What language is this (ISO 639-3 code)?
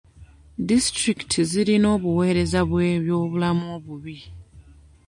lug